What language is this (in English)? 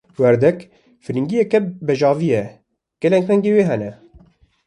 Kurdish